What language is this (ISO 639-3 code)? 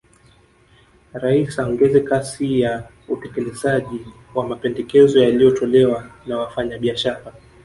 swa